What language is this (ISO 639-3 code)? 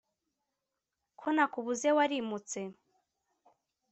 kin